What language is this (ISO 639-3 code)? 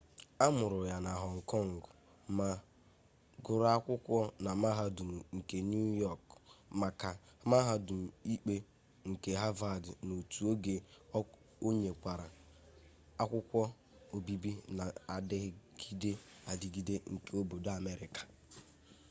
ibo